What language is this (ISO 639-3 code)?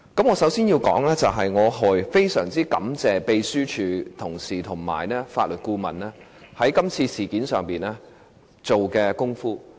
yue